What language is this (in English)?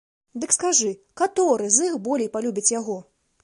Belarusian